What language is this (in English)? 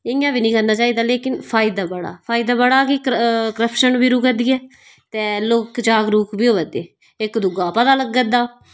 Dogri